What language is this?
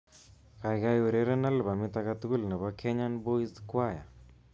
Kalenjin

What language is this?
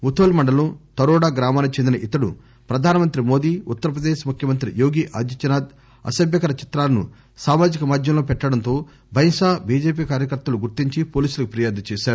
Telugu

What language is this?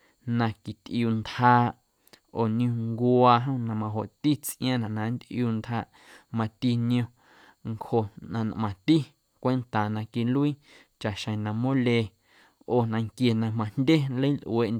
Guerrero Amuzgo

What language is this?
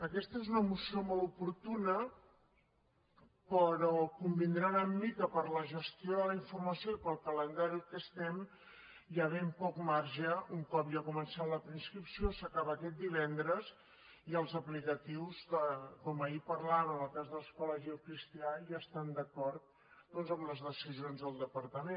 Catalan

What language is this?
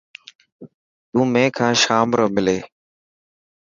Dhatki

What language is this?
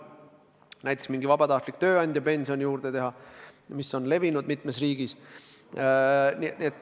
Estonian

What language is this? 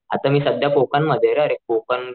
Marathi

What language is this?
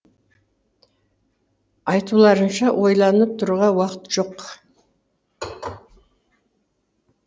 Kazakh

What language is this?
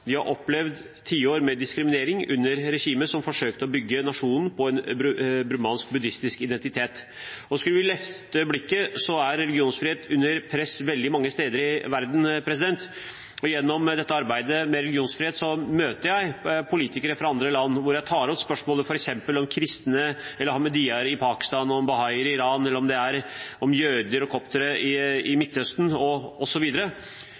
Norwegian Bokmål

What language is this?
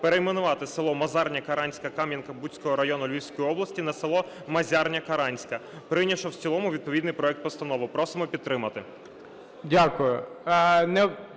Ukrainian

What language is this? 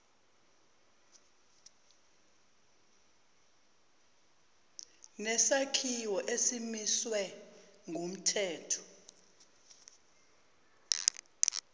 Zulu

